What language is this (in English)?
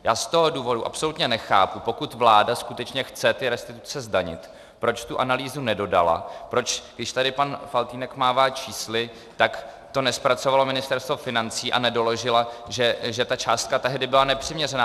Czech